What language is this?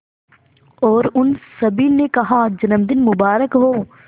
Hindi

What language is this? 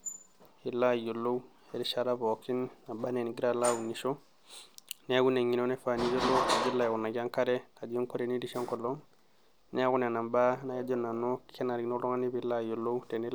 Masai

